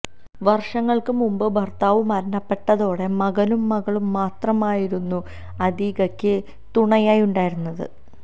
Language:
Malayalam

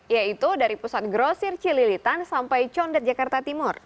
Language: Indonesian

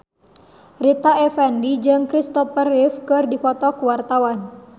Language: Sundanese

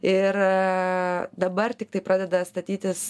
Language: Lithuanian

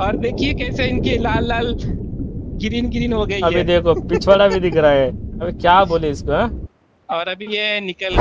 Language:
Hindi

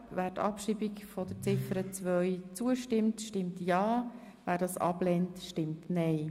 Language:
Swiss German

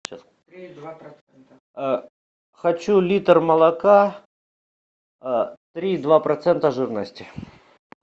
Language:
Russian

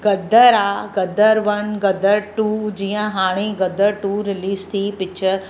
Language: Sindhi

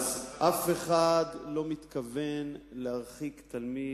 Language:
Hebrew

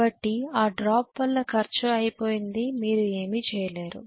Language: Telugu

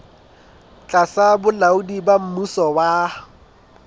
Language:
Southern Sotho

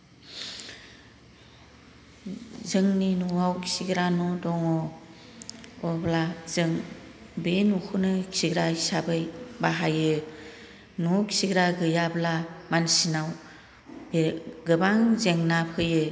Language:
Bodo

